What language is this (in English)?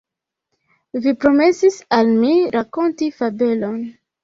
Esperanto